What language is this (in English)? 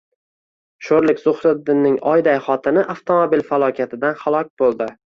Uzbek